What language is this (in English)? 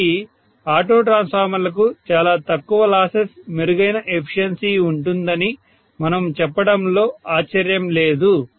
Telugu